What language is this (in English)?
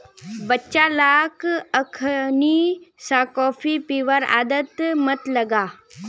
Magahi